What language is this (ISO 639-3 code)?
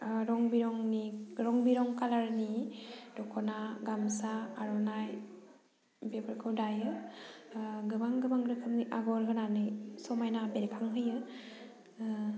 brx